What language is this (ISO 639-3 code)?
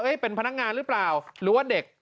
tha